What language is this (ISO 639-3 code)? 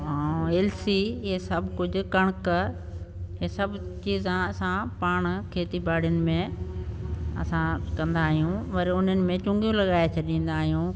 snd